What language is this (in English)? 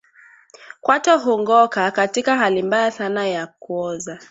Swahili